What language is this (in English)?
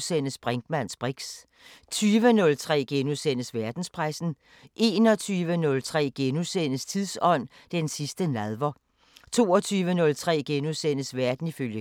Danish